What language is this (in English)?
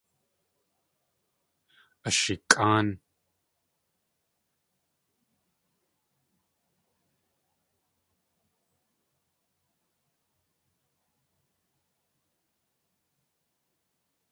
Tlingit